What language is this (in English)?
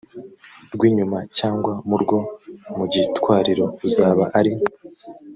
Kinyarwanda